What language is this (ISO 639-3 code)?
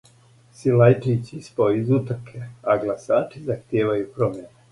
srp